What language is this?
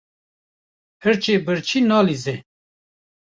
Kurdish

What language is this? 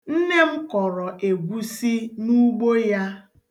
Igbo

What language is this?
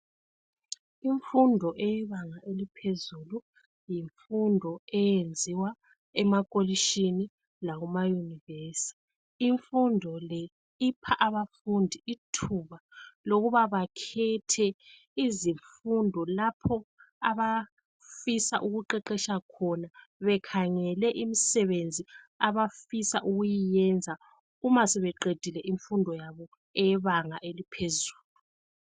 North Ndebele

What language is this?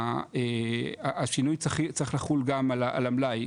Hebrew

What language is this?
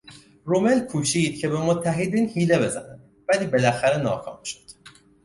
Persian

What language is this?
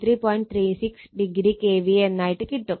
Malayalam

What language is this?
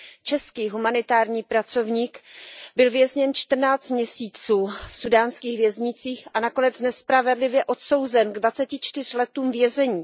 Czech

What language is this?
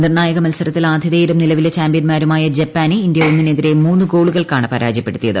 Malayalam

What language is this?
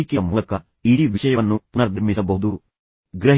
Kannada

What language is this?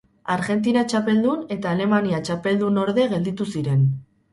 Basque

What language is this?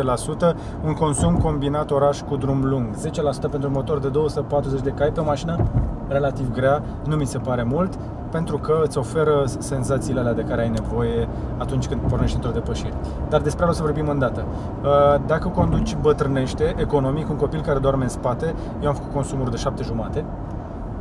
Romanian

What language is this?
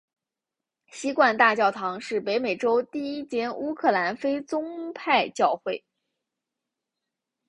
Chinese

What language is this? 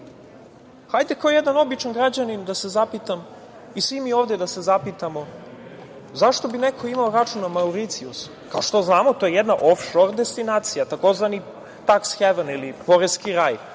Serbian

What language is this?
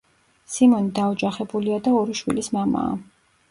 Georgian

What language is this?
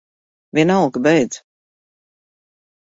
Latvian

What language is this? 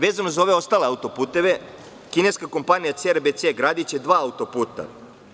Serbian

